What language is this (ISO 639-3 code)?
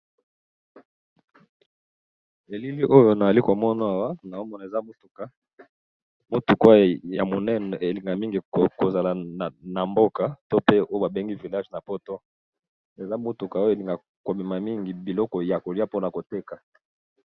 lin